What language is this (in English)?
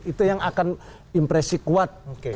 Indonesian